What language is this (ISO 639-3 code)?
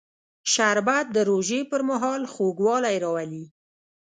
pus